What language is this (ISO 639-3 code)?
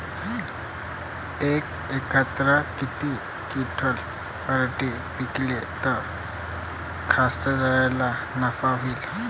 mar